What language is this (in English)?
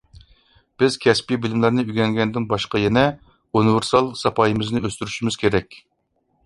Uyghur